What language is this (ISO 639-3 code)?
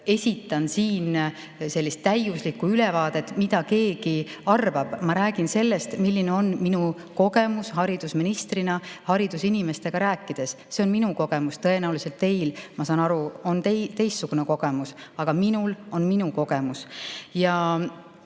est